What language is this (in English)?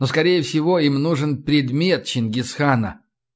Russian